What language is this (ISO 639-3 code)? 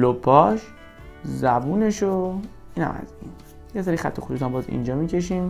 fas